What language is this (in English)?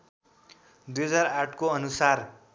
Nepali